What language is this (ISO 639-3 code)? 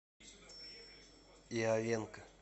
rus